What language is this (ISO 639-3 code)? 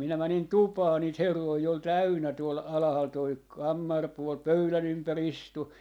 fin